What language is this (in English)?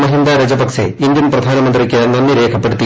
Malayalam